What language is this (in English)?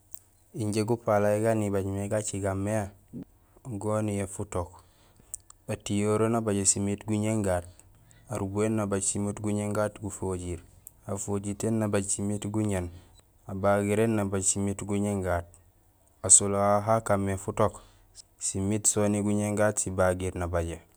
Gusilay